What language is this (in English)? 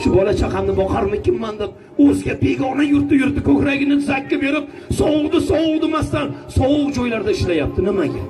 Turkish